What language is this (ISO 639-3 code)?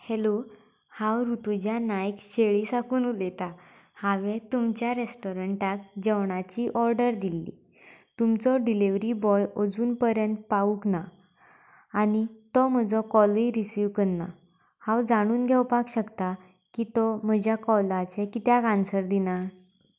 kok